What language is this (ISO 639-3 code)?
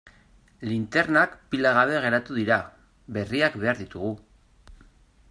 eus